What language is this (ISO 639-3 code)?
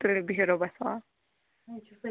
kas